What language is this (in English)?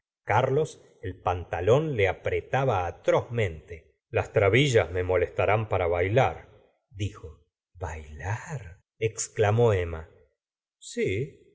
Spanish